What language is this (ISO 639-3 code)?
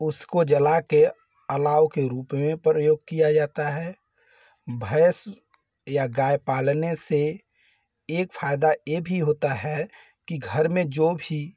hin